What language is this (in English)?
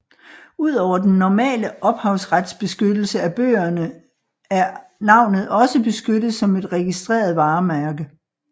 Danish